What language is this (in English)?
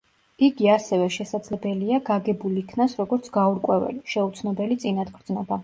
Georgian